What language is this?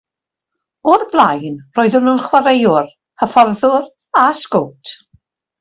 Welsh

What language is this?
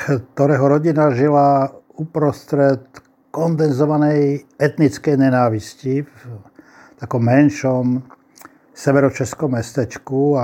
Slovak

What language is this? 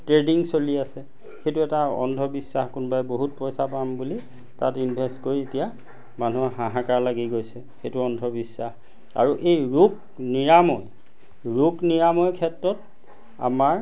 Assamese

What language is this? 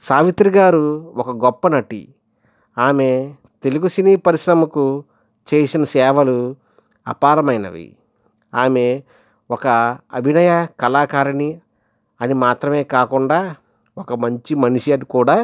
Telugu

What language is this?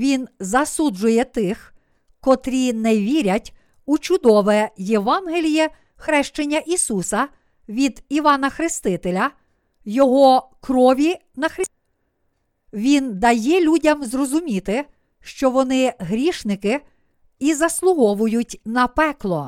Ukrainian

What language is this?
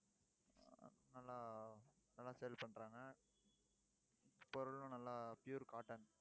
Tamil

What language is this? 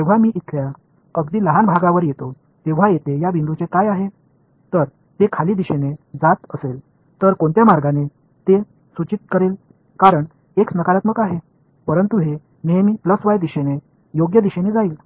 Marathi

